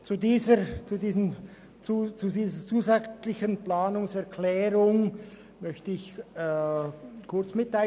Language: Swiss German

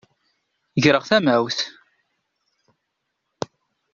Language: Kabyle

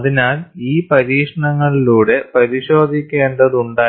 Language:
Malayalam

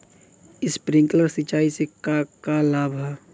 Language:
Bhojpuri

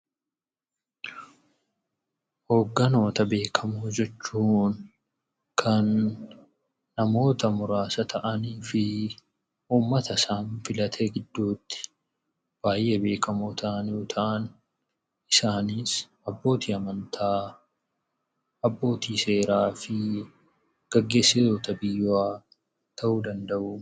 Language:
Oromo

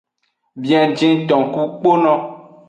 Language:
Aja (Benin)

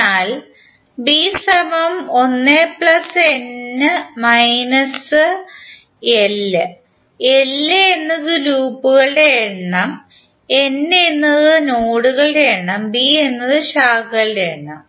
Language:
Malayalam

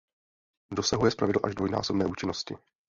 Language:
Czech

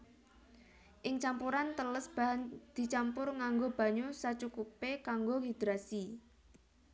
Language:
Javanese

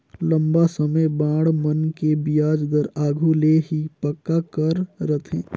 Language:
Chhattisgarhi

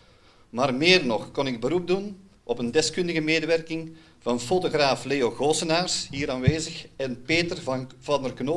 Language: Dutch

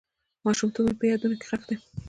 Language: Pashto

